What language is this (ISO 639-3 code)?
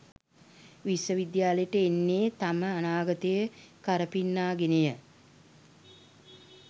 sin